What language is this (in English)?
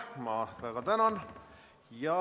Estonian